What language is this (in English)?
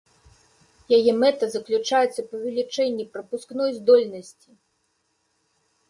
Belarusian